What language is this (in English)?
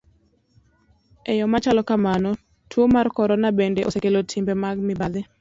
Luo (Kenya and Tanzania)